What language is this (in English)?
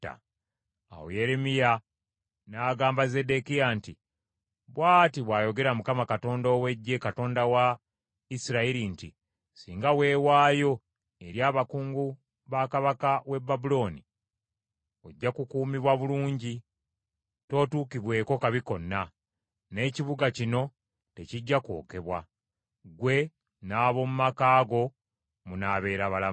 Ganda